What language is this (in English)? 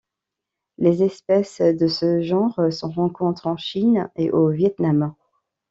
French